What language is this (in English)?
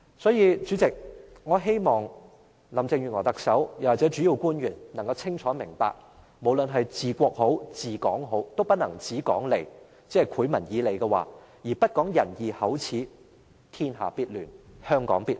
Cantonese